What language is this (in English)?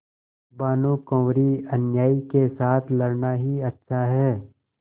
Hindi